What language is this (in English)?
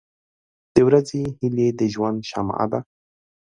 Pashto